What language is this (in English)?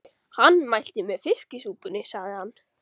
Icelandic